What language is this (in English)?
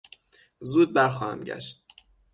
Persian